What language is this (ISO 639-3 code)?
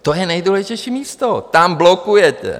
ces